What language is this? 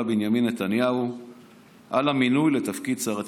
Hebrew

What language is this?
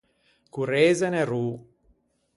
Ligurian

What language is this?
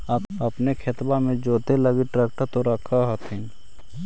Magahi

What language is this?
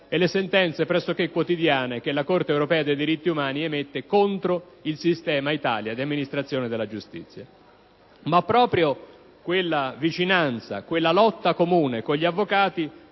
Italian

